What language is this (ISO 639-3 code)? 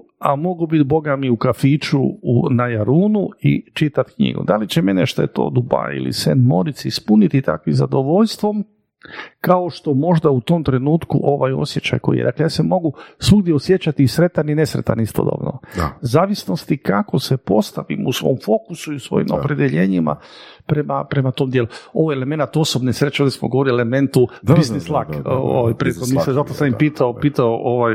hrv